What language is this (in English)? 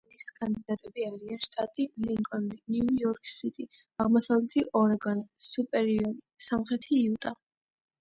Georgian